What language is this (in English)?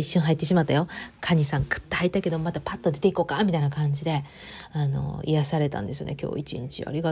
Japanese